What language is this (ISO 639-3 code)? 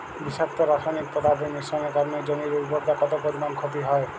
ben